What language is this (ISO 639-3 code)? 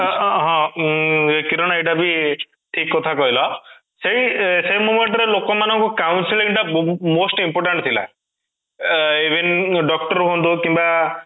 ori